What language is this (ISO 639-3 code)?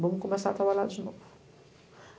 por